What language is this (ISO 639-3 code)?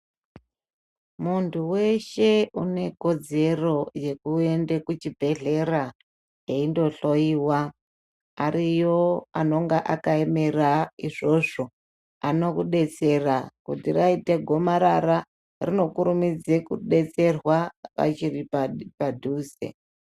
ndc